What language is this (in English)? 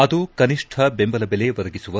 Kannada